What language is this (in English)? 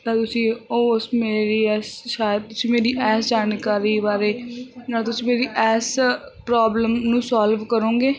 Punjabi